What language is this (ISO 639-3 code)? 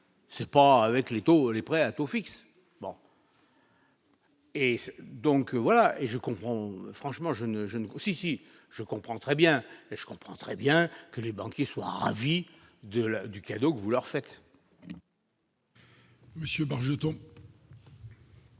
fra